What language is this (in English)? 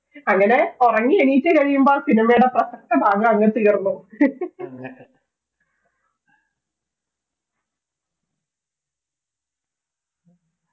Malayalam